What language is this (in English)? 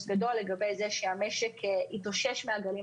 Hebrew